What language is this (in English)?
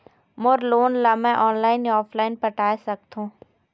Chhattisgarhi